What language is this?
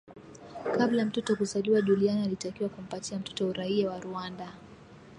Swahili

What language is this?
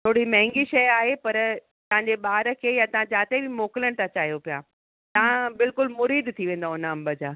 Sindhi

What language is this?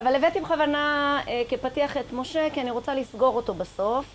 Hebrew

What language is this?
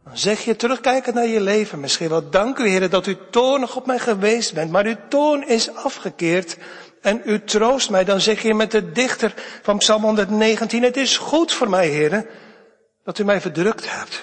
Dutch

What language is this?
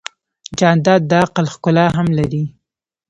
Pashto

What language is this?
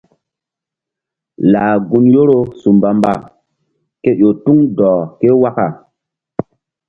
Mbum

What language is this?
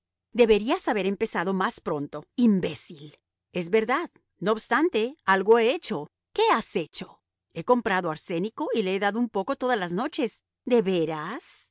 Spanish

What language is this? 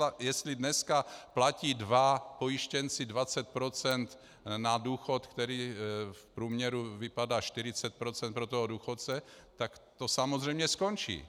Czech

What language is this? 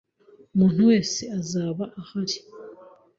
Kinyarwanda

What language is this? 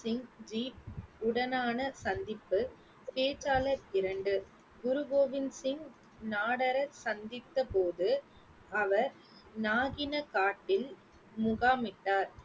Tamil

